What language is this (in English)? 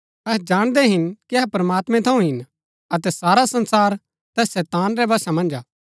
Gaddi